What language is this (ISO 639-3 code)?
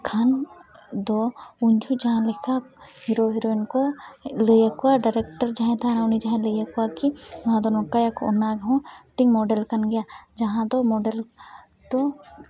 sat